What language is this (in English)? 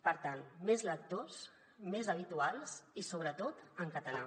Catalan